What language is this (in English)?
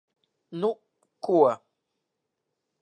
Latvian